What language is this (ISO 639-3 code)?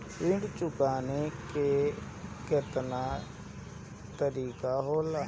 bho